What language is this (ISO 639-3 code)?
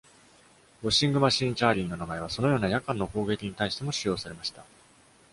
jpn